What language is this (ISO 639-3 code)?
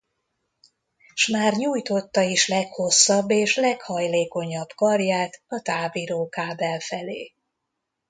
hun